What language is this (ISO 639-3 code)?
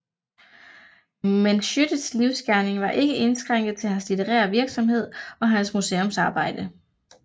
dan